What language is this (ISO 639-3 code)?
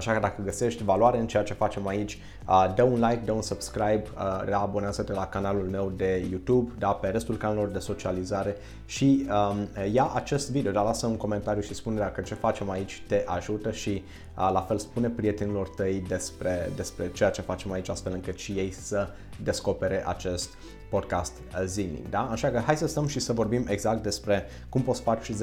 ron